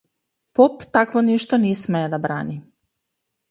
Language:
Macedonian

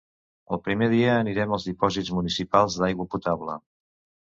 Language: Catalan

